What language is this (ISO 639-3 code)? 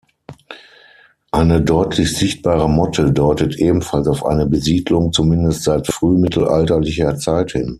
deu